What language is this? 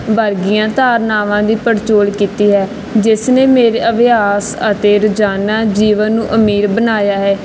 Punjabi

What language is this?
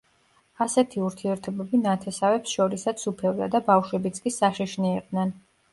Georgian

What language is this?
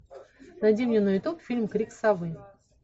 Russian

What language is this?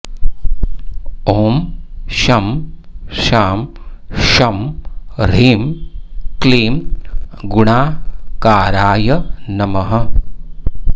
Sanskrit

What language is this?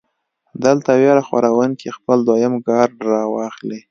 Pashto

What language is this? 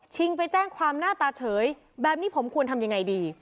Thai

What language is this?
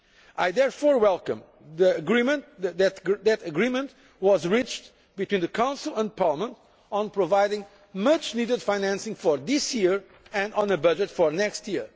English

